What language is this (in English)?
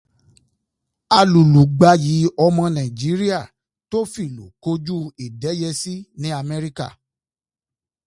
Yoruba